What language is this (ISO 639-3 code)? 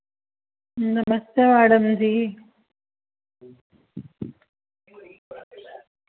doi